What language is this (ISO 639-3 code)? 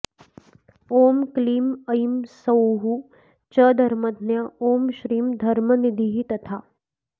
san